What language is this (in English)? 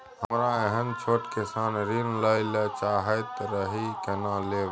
Maithili